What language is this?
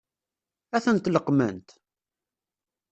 Kabyle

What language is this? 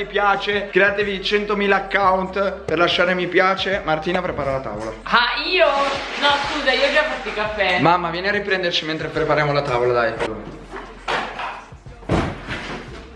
Italian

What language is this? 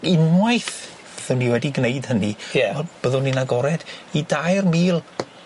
Welsh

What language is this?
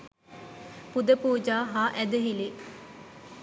Sinhala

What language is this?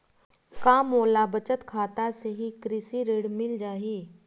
Chhattisgarhi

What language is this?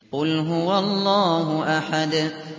Arabic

